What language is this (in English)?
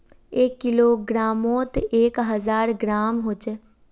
Magahi